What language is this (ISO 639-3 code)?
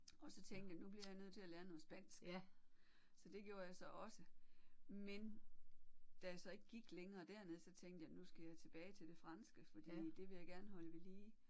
dan